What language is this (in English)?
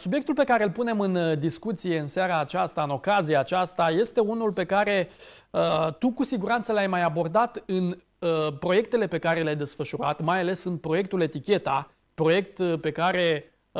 Romanian